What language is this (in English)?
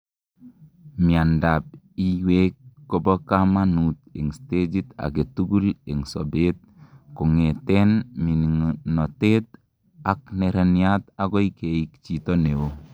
Kalenjin